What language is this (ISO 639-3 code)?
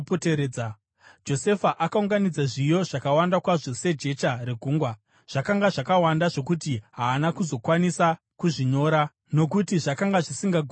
sna